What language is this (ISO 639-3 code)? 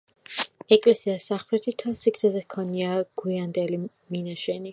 kat